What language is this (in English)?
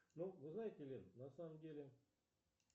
Russian